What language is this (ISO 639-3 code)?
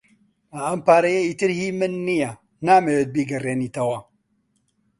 ckb